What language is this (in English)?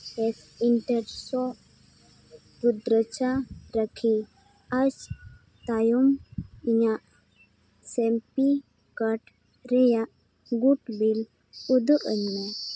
Santali